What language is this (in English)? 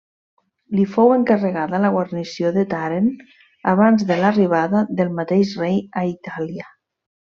Catalan